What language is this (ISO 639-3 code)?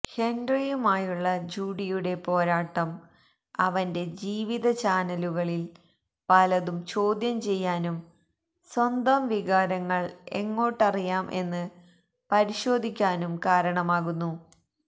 mal